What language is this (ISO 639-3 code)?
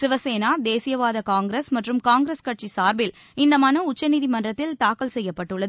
tam